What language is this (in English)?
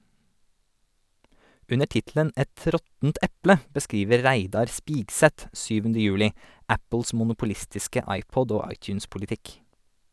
Norwegian